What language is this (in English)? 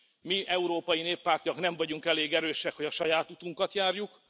Hungarian